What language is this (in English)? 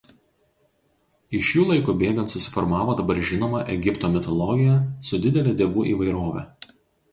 Lithuanian